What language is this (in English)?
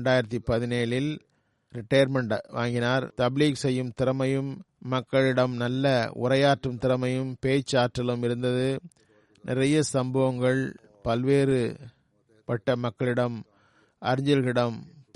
Tamil